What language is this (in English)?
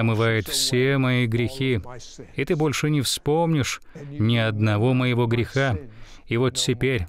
Russian